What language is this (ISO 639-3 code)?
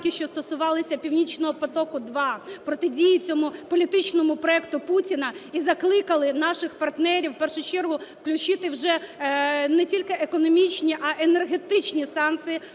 ukr